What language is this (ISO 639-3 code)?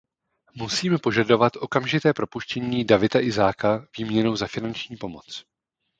ces